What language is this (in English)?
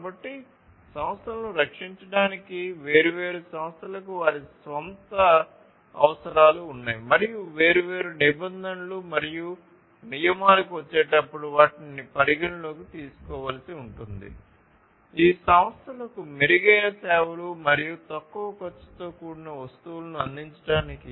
Telugu